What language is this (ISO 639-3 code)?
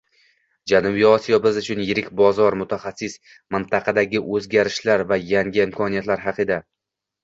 uzb